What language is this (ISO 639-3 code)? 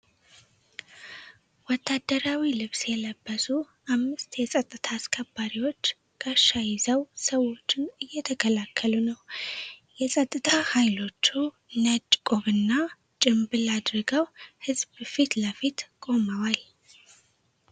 amh